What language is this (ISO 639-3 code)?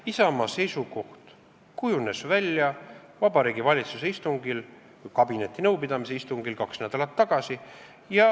est